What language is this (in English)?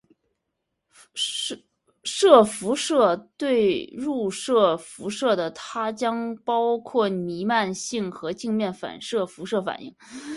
Chinese